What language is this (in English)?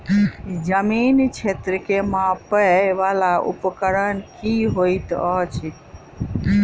Maithili